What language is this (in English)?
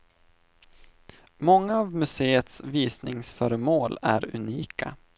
Swedish